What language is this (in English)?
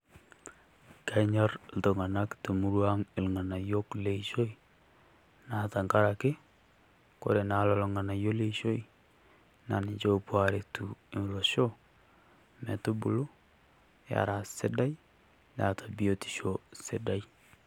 Masai